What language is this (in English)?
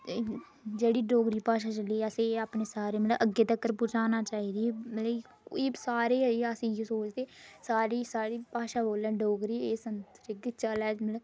Dogri